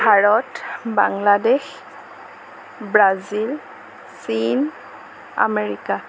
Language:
Assamese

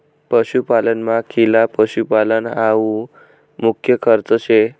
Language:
Marathi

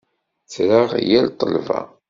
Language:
Kabyle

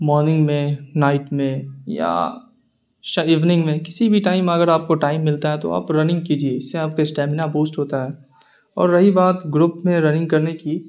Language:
Urdu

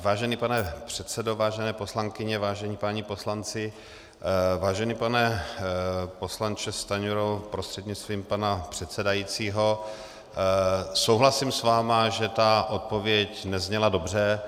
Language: Czech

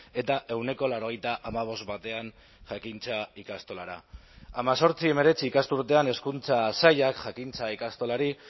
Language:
Basque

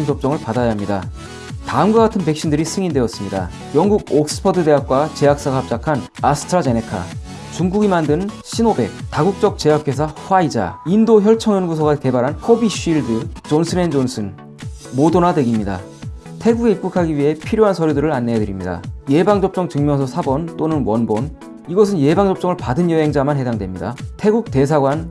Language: Korean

